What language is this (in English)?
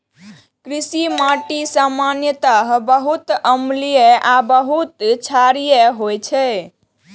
Maithili